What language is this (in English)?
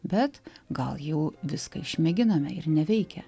Lithuanian